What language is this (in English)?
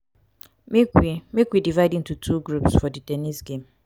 Nigerian Pidgin